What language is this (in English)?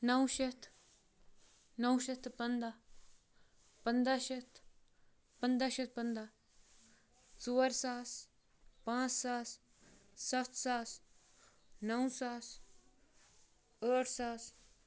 Kashmiri